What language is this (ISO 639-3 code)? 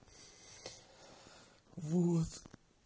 rus